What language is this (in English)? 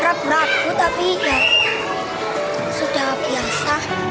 Indonesian